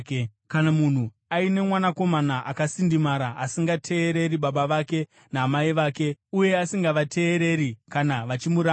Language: Shona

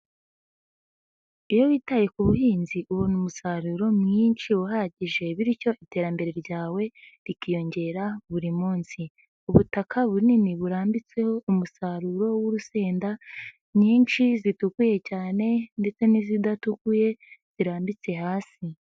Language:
Kinyarwanda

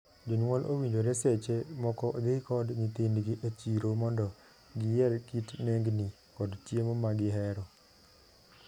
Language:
Luo (Kenya and Tanzania)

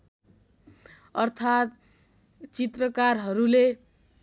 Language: Nepali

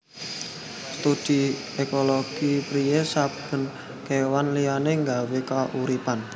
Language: Javanese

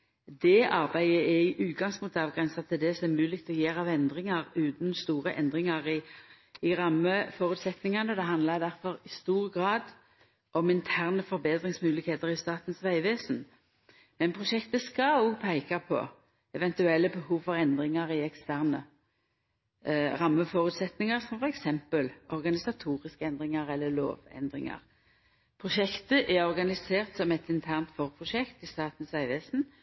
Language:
Norwegian Nynorsk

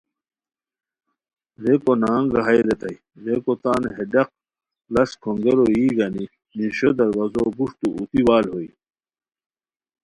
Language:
Khowar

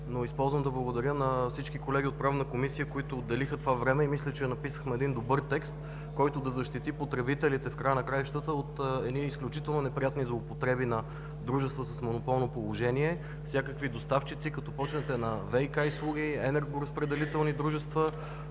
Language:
Bulgarian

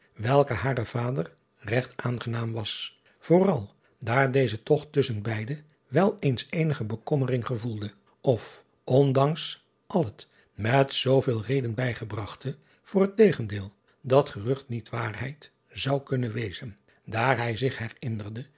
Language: Dutch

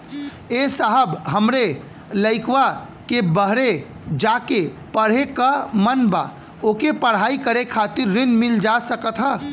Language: Bhojpuri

